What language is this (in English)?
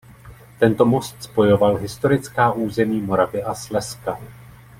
Czech